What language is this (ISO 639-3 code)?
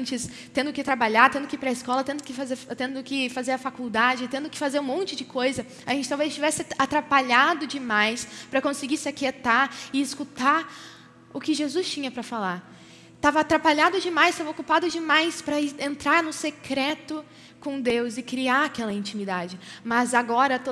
por